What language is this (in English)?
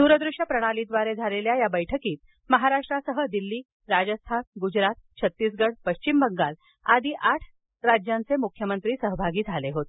Marathi